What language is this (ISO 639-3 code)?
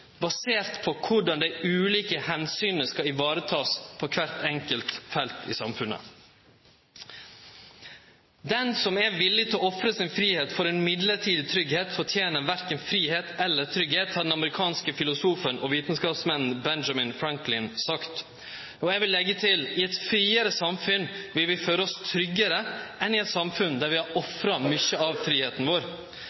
nno